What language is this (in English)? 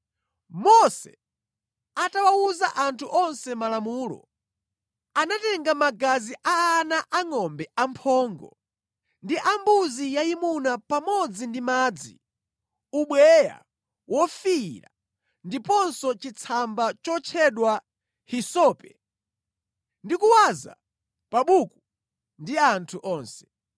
Nyanja